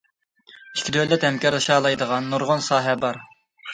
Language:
Uyghur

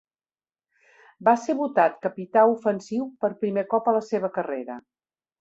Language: Catalan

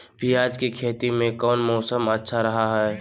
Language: Magahi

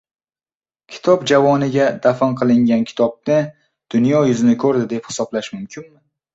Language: Uzbek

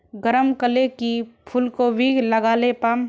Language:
Magahi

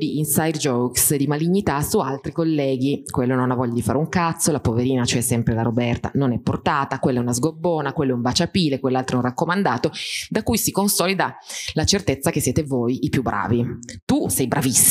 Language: Italian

